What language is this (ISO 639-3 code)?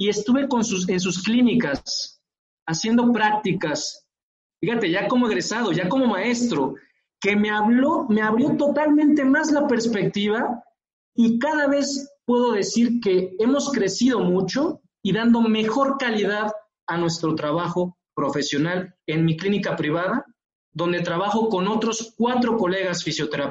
spa